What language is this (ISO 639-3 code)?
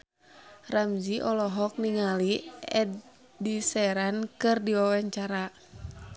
sun